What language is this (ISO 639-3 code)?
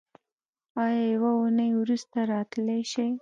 pus